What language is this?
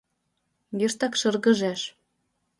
Mari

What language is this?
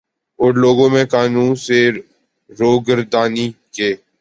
Urdu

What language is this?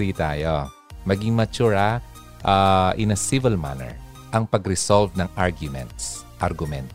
Filipino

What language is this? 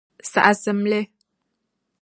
Dagbani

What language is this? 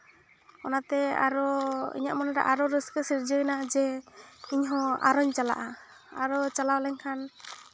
Santali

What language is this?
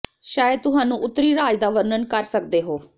Punjabi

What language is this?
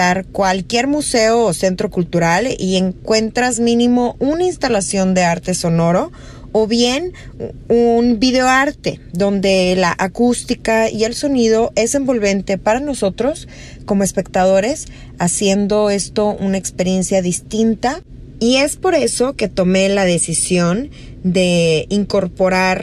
Spanish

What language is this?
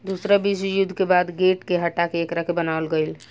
Bhojpuri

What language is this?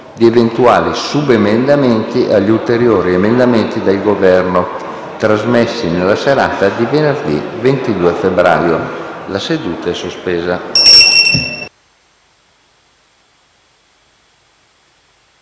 Italian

